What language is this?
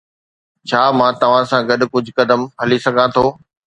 Sindhi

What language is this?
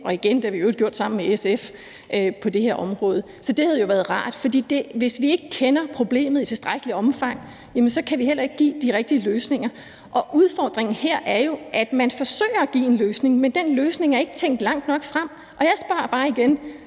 Danish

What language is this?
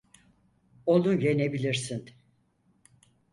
Turkish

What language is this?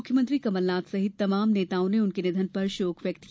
Hindi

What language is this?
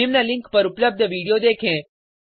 Hindi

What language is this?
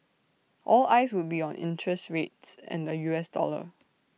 English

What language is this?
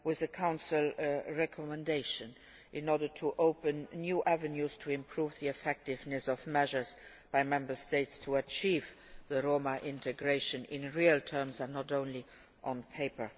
English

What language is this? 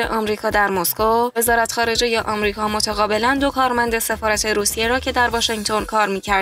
Persian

